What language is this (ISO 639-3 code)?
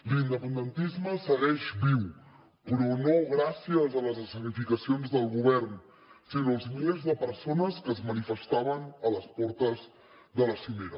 cat